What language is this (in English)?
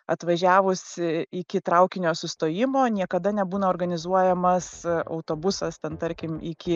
Lithuanian